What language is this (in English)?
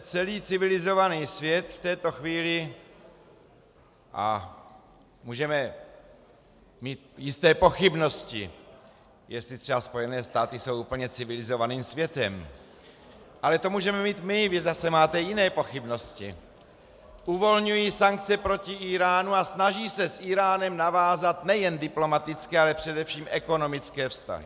Czech